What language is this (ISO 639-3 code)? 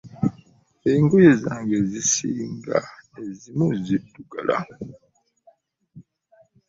lug